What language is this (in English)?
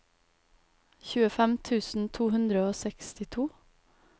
Norwegian